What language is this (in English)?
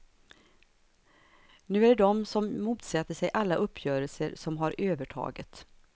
Swedish